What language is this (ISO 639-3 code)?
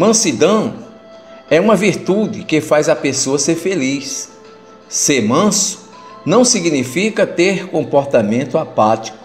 por